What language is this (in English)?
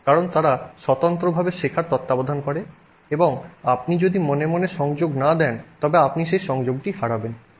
Bangla